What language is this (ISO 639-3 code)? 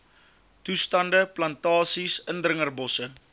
afr